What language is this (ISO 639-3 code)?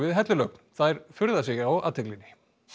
isl